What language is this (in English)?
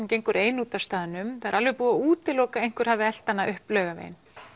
Icelandic